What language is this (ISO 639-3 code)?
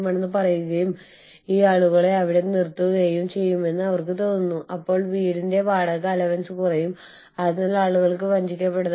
mal